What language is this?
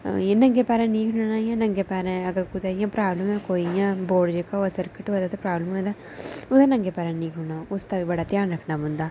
Dogri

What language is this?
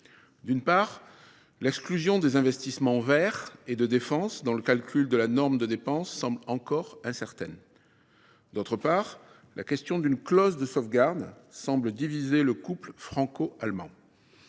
French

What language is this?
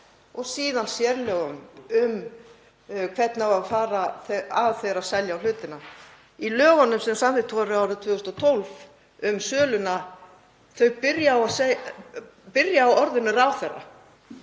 Icelandic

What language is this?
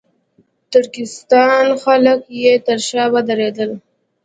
Pashto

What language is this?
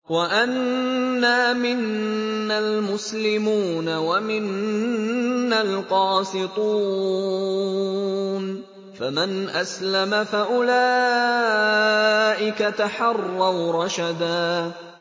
Arabic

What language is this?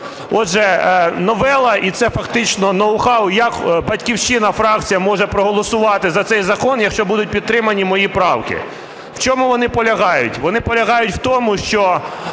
Ukrainian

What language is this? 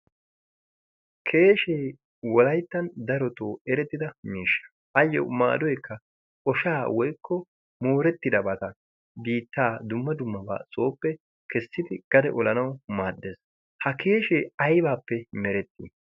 Wolaytta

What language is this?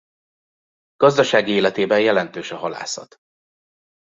Hungarian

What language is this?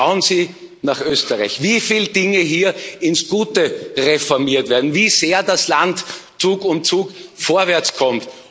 German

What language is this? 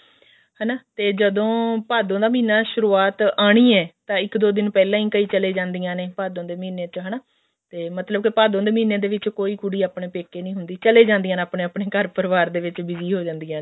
Punjabi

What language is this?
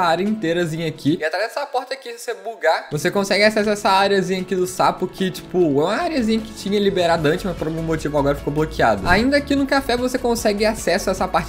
Portuguese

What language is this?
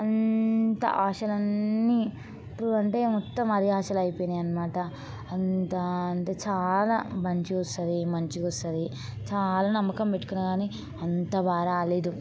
Telugu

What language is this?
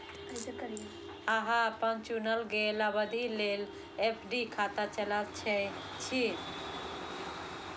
Maithili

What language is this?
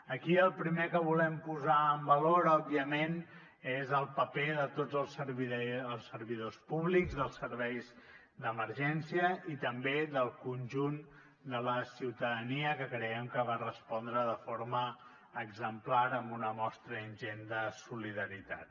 Catalan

